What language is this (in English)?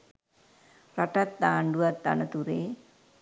Sinhala